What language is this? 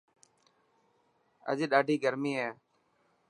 Dhatki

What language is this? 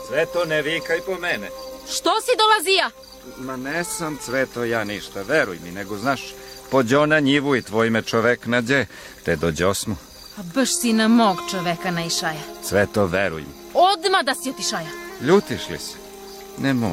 Croatian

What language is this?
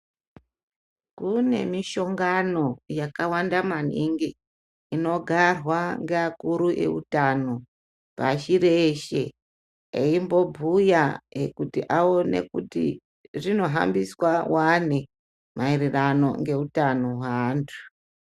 Ndau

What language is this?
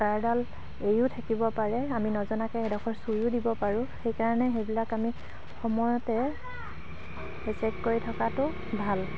Assamese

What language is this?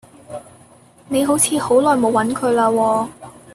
Cantonese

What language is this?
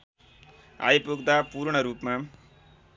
Nepali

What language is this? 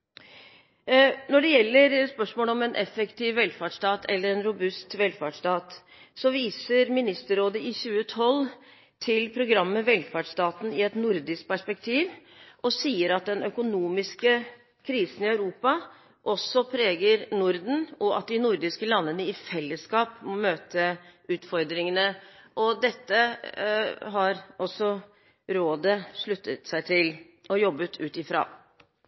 Norwegian Bokmål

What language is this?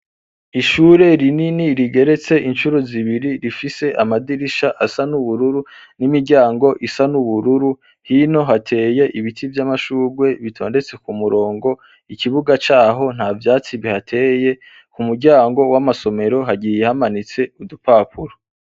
Rundi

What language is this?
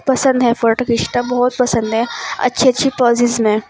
Urdu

